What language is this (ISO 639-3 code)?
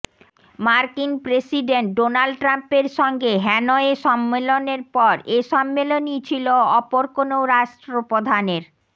ben